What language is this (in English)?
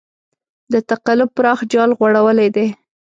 Pashto